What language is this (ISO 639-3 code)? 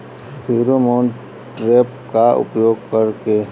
bho